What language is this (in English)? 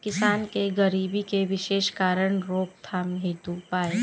Bhojpuri